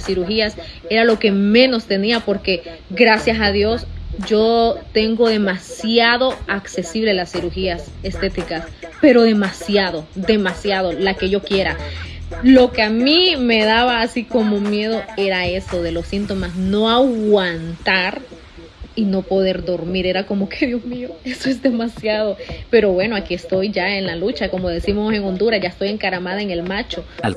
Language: Spanish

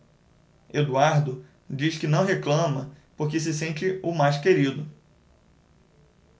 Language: Portuguese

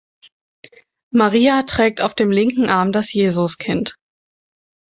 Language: German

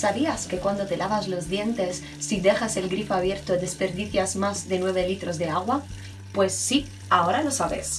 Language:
Spanish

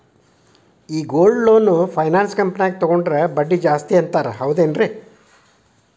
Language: Kannada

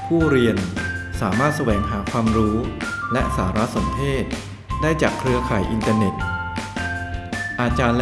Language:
Thai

